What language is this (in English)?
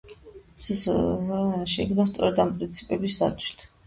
Georgian